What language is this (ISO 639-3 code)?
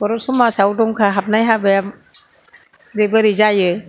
brx